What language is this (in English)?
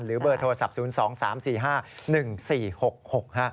Thai